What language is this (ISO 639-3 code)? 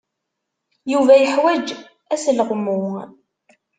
kab